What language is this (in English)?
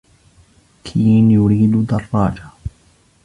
Arabic